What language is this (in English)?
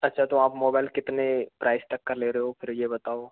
Hindi